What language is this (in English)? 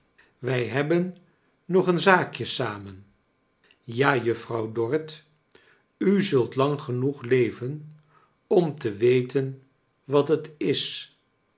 Dutch